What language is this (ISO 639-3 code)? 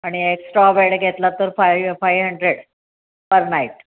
mar